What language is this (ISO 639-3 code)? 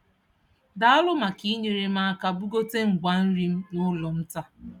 ibo